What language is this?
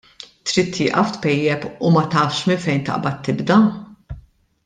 Maltese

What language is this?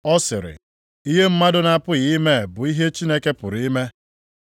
Igbo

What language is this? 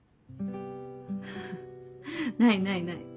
Japanese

